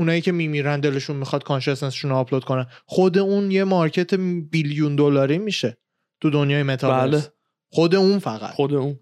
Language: Persian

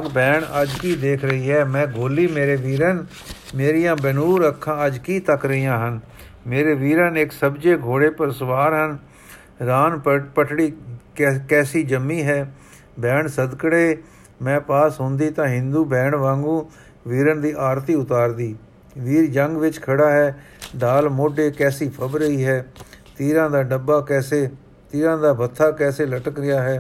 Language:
Punjabi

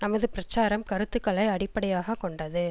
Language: Tamil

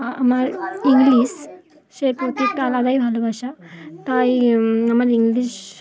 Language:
Bangla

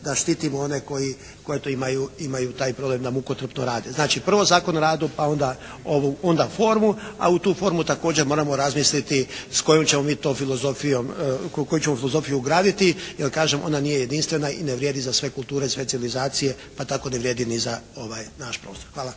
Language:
Croatian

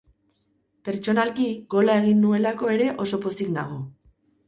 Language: Basque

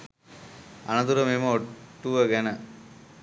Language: Sinhala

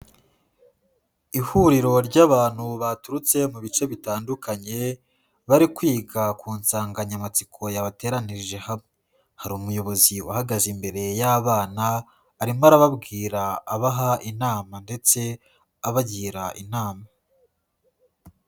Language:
Kinyarwanda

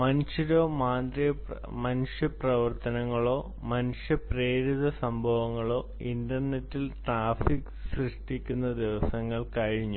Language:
Malayalam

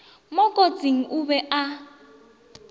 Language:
Northern Sotho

